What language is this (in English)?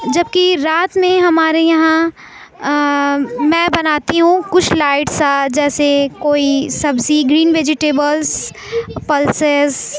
Urdu